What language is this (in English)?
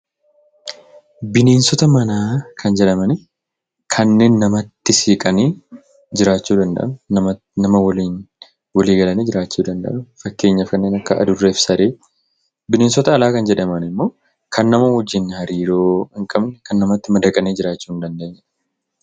Oromo